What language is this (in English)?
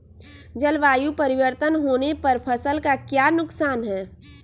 Magahi